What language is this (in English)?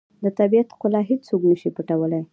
Pashto